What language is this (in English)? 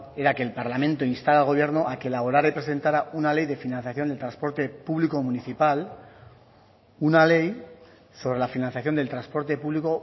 Spanish